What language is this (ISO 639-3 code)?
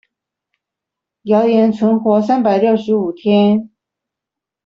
zho